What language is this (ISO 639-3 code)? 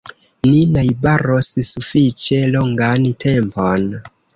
epo